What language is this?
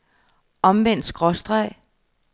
Danish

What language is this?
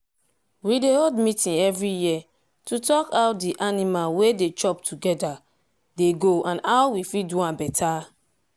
Nigerian Pidgin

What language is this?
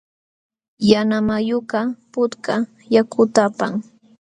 Jauja Wanca Quechua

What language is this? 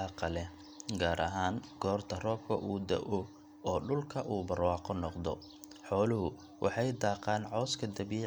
Somali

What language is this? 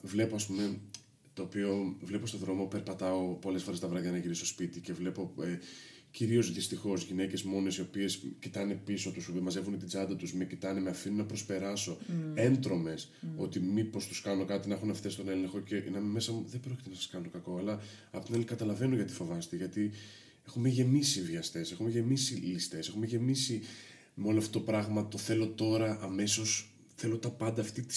Greek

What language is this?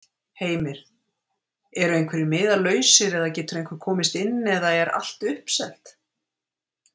Icelandic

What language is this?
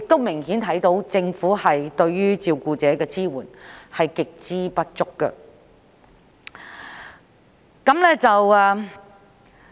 Cantonese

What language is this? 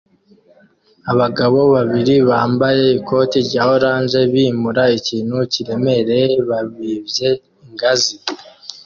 Kinyarwanda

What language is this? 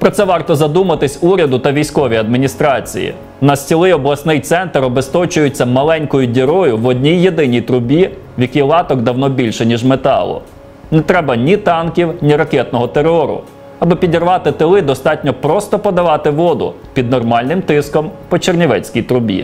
Ukrainian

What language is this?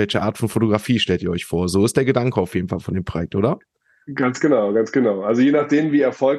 German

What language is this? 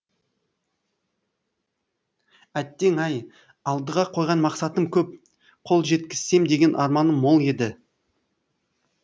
Kazakh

